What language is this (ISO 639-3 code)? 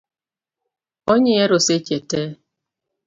luo